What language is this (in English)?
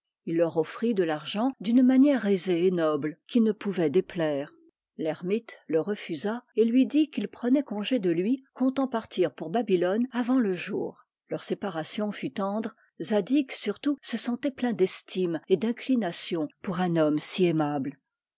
French